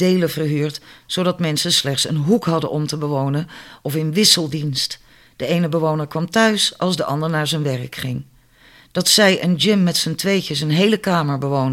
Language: Dutch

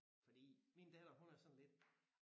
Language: Danish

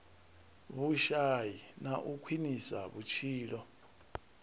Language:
Venda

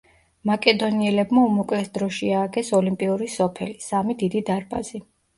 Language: Georgian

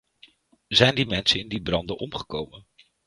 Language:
Dutch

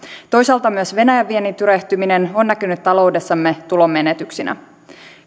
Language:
Finnish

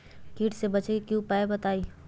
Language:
Magahi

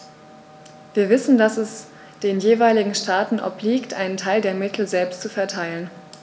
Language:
German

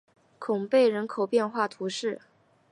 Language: Chinese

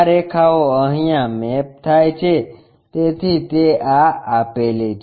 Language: Gujarati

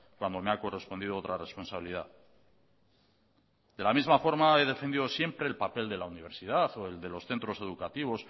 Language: Spanish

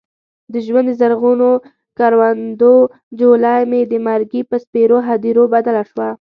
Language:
Pashto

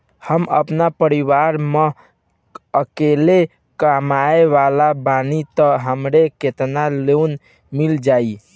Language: Bhojpuri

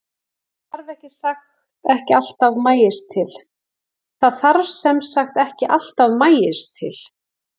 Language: Icelandic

